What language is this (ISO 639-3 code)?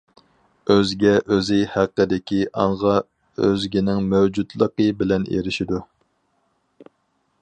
uig